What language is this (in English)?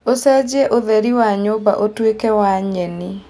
Kikuyu